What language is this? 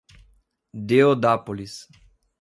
Portuguese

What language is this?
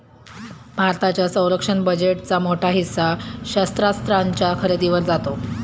Marathi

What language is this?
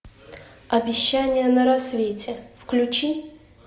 Russian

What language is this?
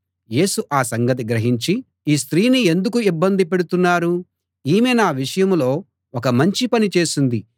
Telugu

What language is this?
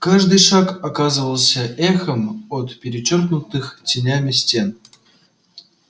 Russian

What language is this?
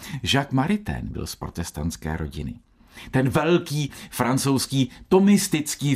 Czech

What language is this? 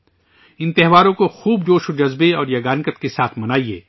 Urdu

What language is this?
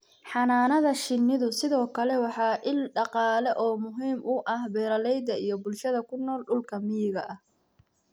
Somali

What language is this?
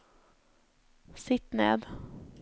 Norwegian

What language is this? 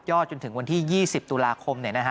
Thai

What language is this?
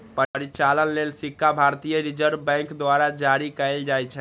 Maithili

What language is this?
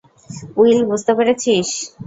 Bangla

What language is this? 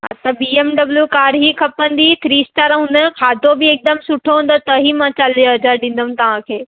Sindhi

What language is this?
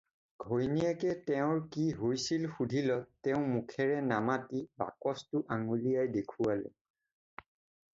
Assamese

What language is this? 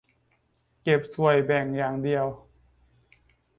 Thai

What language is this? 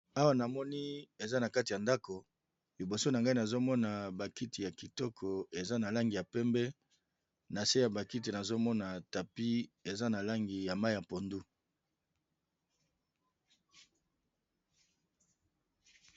Lingala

